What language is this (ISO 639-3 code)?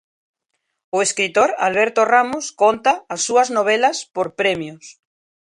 glg